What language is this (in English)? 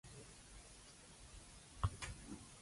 Cantonese